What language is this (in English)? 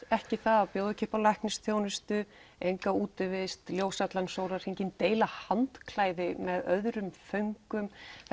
Icelandic